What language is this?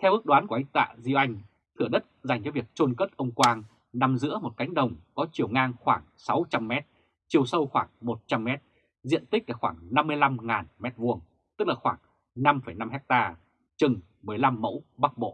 Vietnamese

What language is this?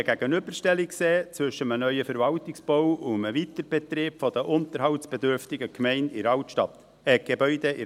Swiss German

